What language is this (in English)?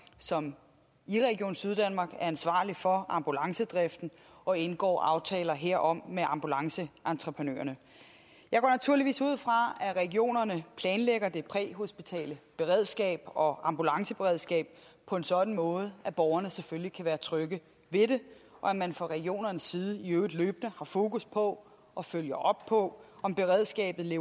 Danish